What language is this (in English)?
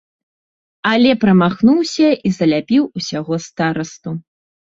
Belarusian